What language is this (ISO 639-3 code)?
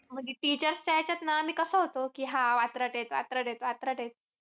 mar